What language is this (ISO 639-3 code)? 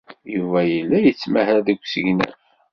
kab